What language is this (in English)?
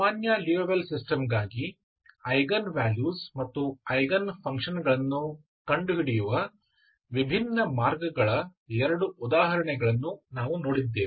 Kannada